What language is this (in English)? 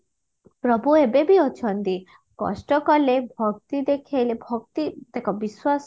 Odia